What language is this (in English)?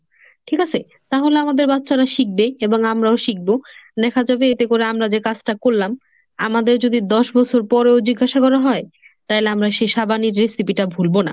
Bangla